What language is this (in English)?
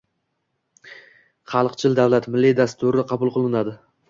Uzbek